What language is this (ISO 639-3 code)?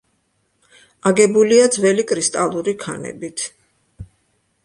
kat